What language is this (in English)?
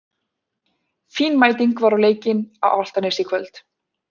Icelandic